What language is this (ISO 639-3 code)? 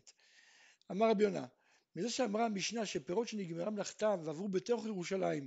heb